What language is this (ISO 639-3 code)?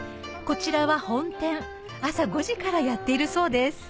jpn